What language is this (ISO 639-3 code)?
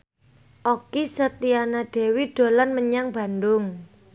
jav